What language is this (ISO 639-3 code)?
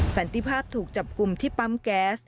tha